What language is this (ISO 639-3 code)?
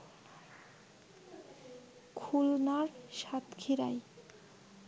ben